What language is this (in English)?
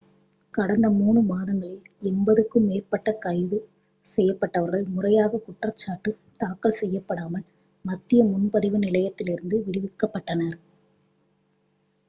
Tamil